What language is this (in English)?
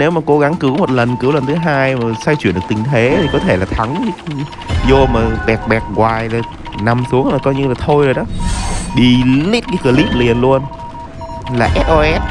Vietnamese